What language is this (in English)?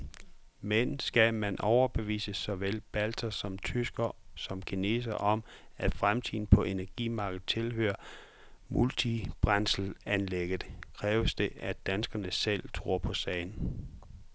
Danish